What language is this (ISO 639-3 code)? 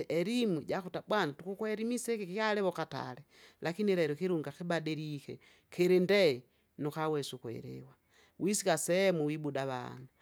zga